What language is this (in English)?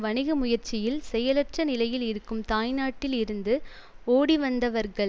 Tamil